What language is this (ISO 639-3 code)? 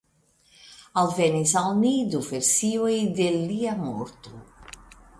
epo